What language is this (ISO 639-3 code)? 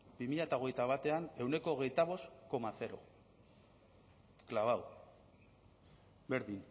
eus